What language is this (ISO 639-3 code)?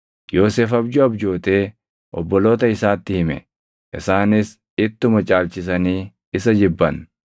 orm